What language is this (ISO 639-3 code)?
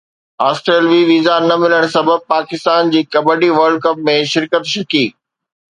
snd